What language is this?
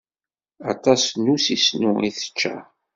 Kabyle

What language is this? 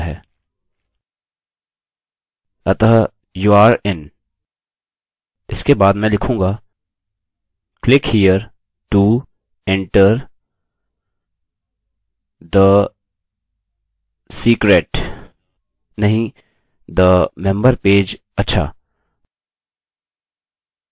Hindi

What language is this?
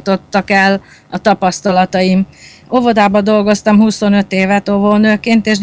Hungarian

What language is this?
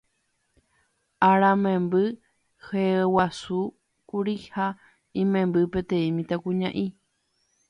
Guarani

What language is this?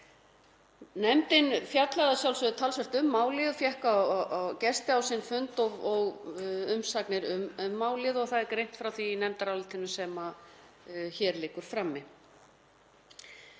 Icelandic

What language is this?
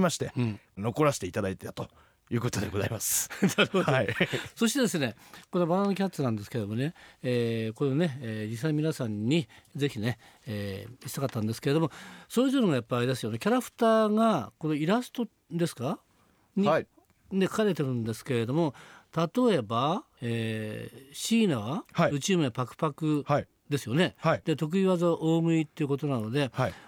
Japanese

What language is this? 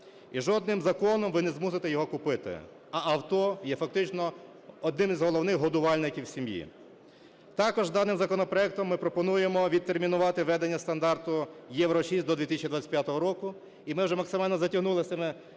Ukrainian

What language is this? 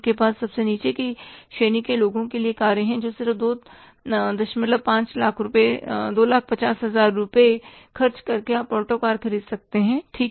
Hindi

